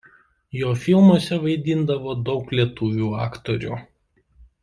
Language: Lithuanian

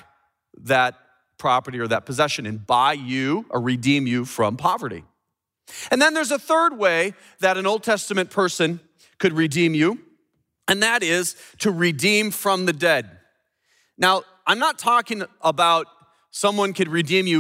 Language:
English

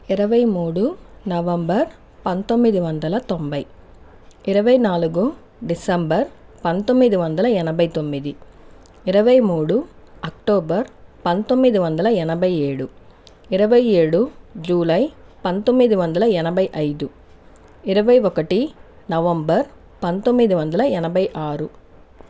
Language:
Telugu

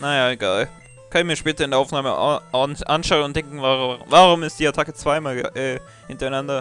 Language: German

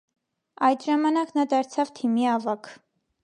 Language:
Armenian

